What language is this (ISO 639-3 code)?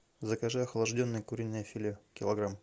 rus